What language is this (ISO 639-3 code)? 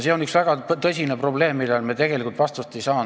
est